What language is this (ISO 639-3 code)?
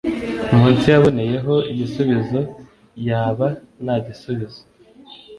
kin